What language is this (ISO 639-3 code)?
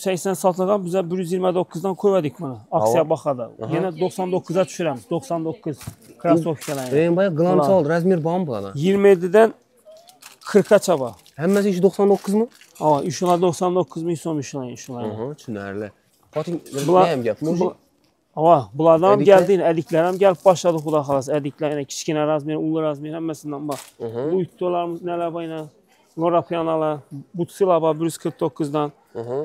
tur